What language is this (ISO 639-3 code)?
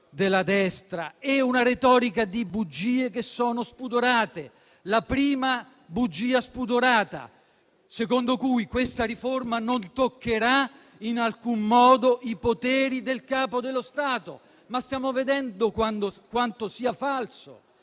ita